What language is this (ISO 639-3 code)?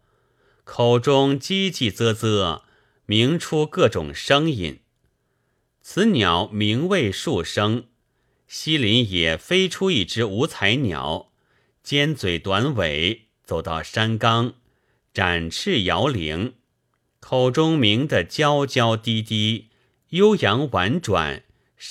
zho